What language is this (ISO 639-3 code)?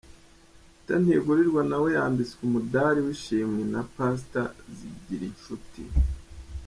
kin